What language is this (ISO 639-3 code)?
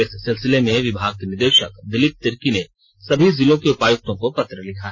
hin